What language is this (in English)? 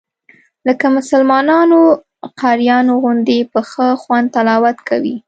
Pashto